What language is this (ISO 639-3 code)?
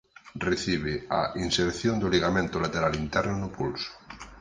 glg